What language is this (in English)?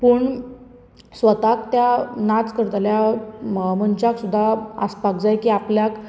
Konkani